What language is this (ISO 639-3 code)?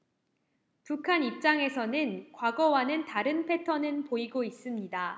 kor